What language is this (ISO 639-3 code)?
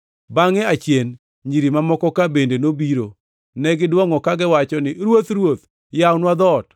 luo